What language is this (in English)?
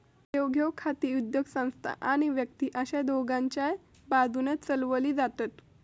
Marathi